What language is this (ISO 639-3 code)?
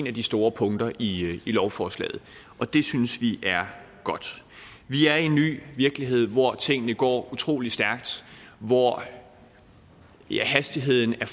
dan